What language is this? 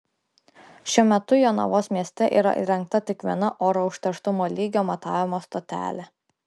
Lithuanian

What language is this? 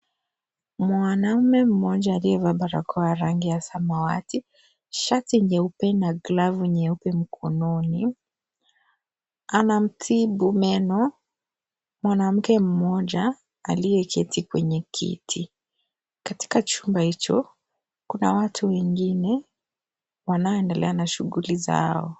Swahili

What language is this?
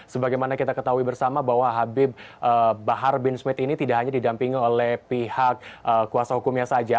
Indonesian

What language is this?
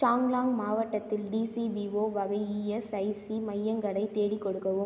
Tamil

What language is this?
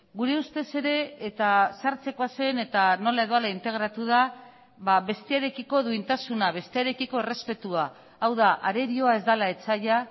Basque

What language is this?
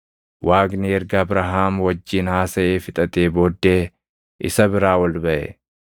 Oromo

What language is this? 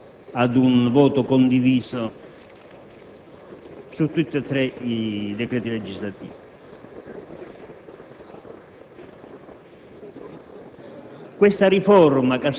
Italian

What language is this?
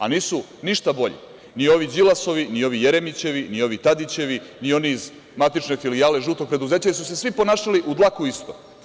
Serbian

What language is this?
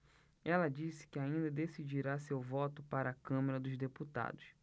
Portuguese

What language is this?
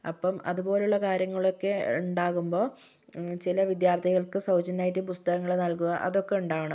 Malayalam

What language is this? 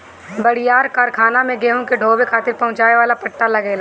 Bhojpuri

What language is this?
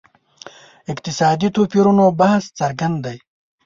Pashto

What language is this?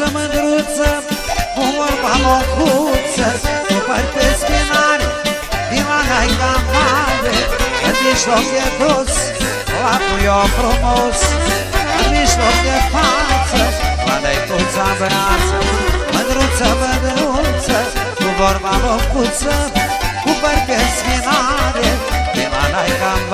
Romanian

